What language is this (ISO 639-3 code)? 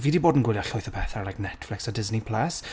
cym